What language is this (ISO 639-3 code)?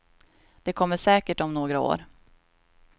swe